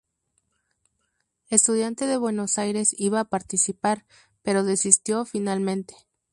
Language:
Spanish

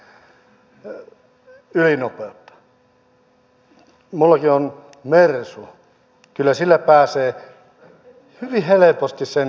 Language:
Finnish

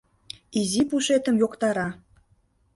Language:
Mari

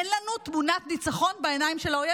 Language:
Hebrew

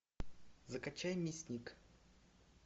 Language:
Russian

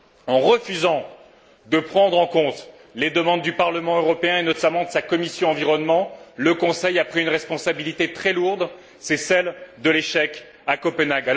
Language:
French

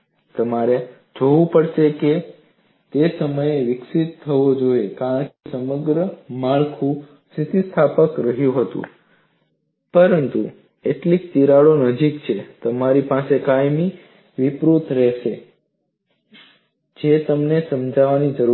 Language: Gujarati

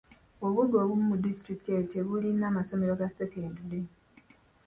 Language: Ganda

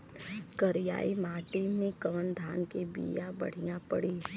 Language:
Bhojpuri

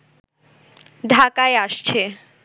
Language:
Bangla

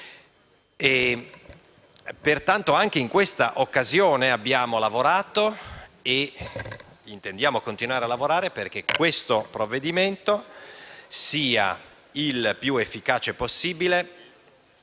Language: Italian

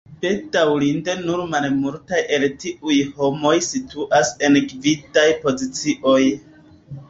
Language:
Esperanto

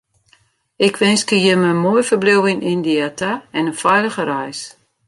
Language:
Western Frisian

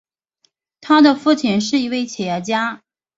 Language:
Chinese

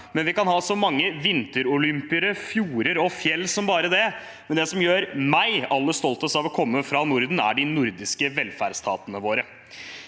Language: Norwegian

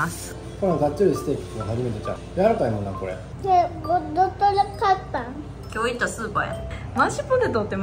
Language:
Japanese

